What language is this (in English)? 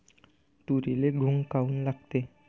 Marathi